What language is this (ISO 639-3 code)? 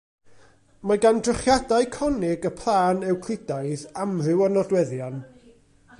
cym